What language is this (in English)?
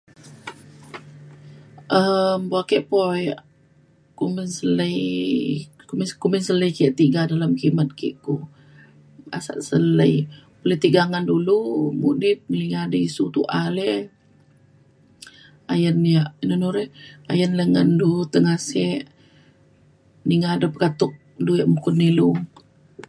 Mainstream Kenyah